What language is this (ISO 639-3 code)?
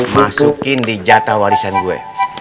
ind